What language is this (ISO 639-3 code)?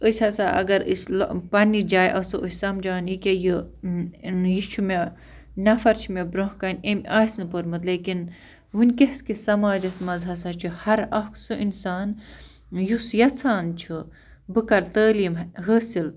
kas